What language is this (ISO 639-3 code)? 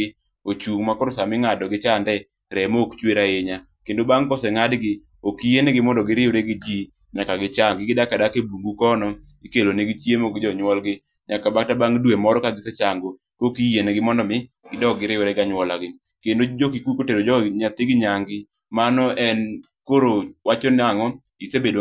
luo